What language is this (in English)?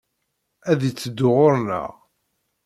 Kabyle